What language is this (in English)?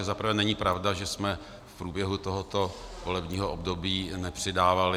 Czech